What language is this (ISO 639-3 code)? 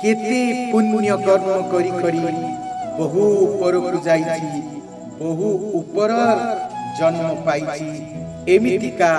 ori